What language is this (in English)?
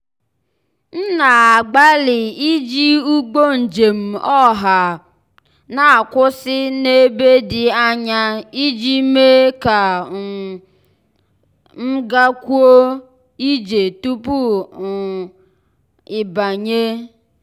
Igbo